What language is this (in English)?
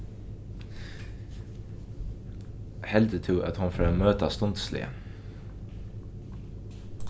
Faroese